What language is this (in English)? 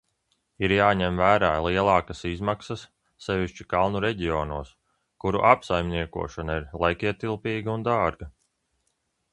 Latvian